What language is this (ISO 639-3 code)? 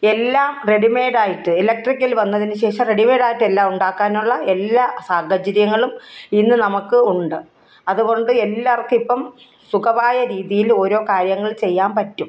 mal